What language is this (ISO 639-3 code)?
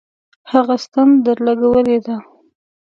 pus